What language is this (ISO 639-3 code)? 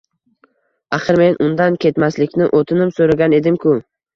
uzb